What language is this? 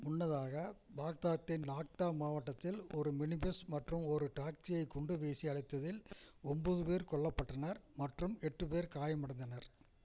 Tamil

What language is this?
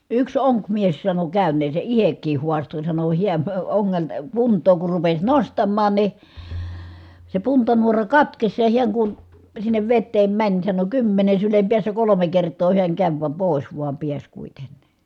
Finnish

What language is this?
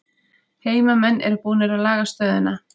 Icelandic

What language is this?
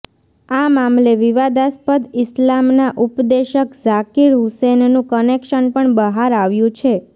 Gujarati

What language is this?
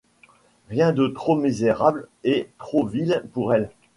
French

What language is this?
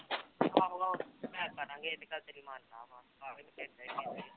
Punjabi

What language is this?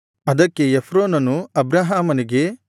Kannada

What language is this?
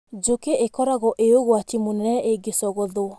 Kikuyu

